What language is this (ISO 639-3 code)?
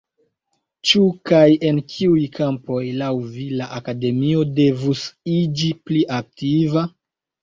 epo